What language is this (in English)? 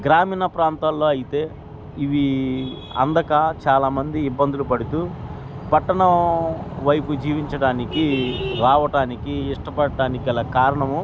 Telugu